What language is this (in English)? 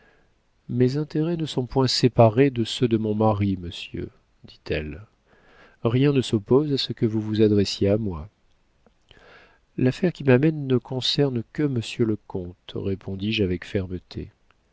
French